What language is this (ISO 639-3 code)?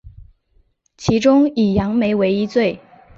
zho